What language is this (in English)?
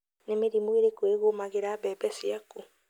Kikuyu